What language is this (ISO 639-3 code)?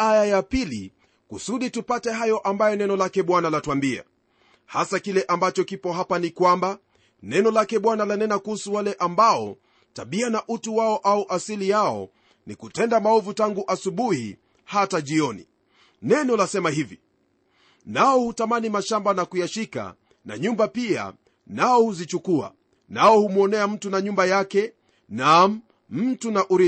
swa